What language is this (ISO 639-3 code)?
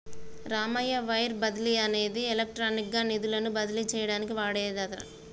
tel